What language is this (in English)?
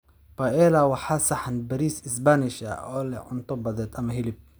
Somali